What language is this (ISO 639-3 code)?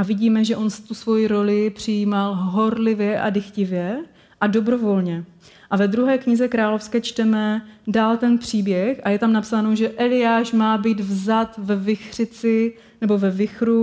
ces